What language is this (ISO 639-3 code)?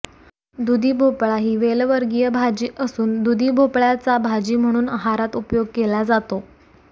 mar